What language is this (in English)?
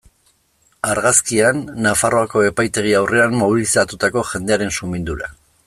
Basque